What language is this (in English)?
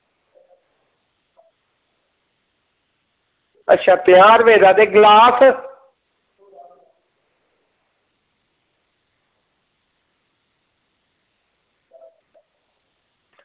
Dogri